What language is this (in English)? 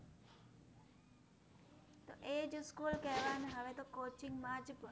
Gujarati